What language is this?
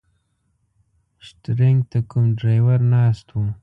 Pashto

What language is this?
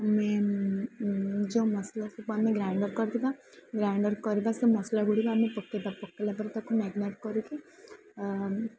Odia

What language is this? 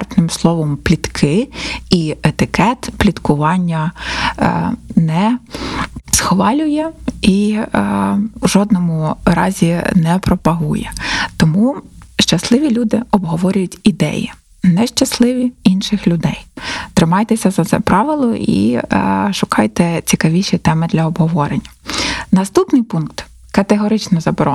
Ukrainian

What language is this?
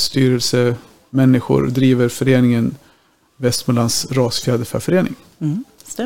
Swedish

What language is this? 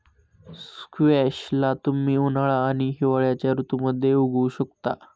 Marathi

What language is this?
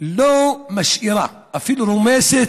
Hebrew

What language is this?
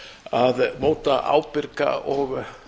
Icelandic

